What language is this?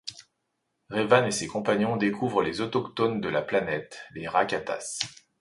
French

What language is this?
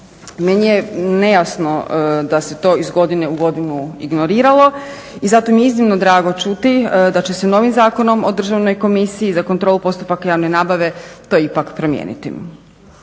Croatian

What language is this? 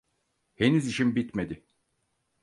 Turkish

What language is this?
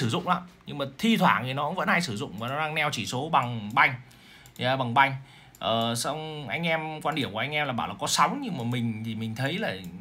Vietnamese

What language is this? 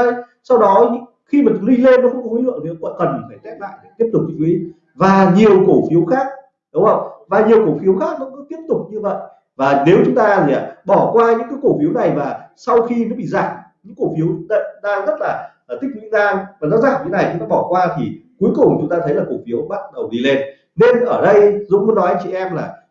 Vietnamese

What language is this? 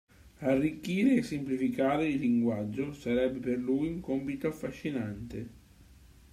Italian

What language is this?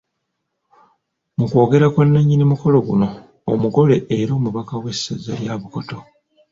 Ganda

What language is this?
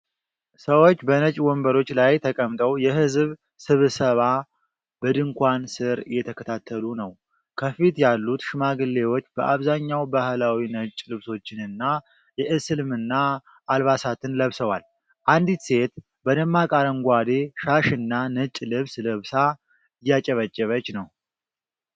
Amharic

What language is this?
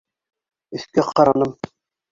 Bashkir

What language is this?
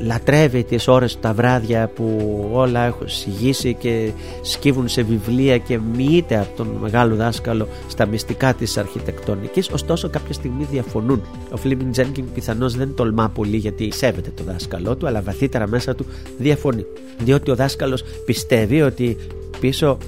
Greek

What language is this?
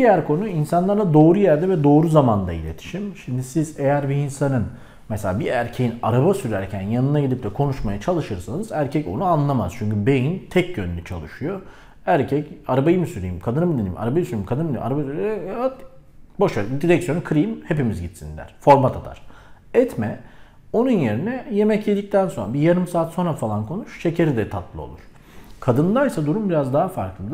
Turkish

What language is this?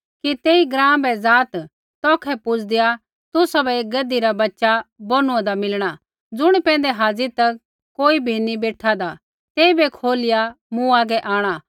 Kullu Pahari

